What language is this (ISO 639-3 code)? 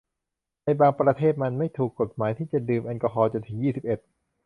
tha